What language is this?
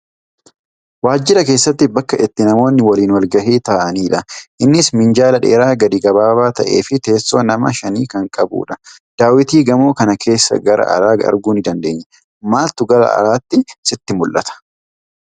Oromo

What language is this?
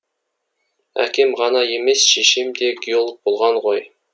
Kazakh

